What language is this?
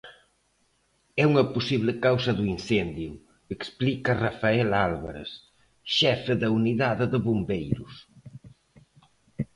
Galician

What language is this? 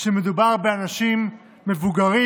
Hebrew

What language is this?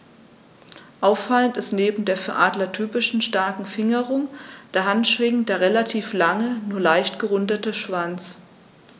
German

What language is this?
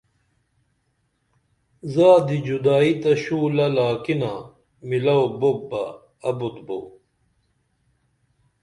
Dameli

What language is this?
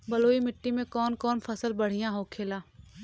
Bhojpuri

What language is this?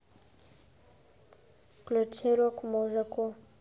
Russian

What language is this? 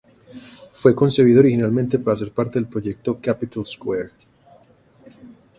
Spanish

